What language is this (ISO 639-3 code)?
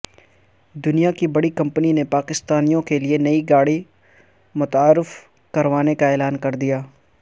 urd